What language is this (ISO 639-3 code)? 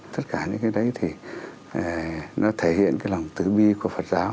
vie